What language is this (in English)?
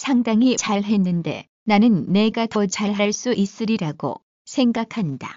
Korean